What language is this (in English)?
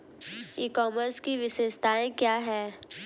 Hindi